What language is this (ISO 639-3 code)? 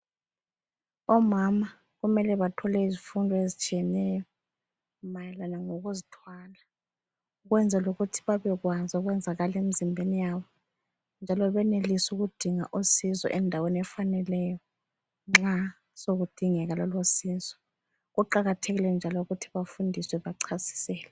nde